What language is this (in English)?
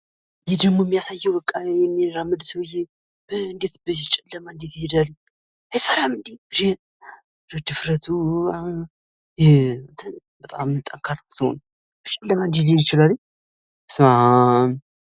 Amharic